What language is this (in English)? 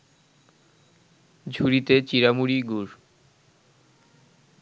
Bangla